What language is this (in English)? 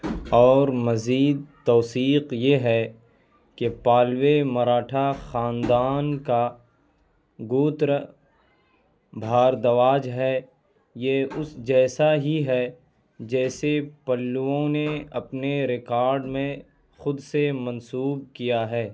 Urdu